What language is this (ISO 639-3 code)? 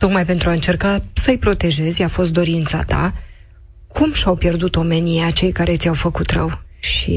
ron